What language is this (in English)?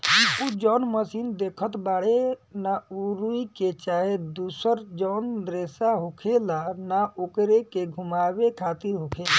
Bhojpuri